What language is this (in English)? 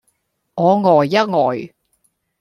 Cantonese